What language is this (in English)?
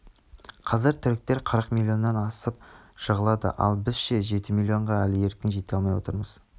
Kazakh